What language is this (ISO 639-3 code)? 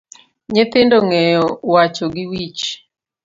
luo